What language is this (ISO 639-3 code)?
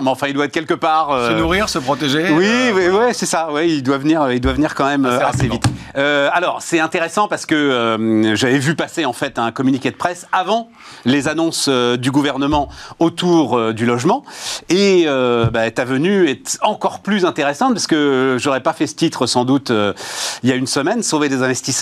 fra